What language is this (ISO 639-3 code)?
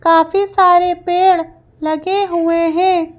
hin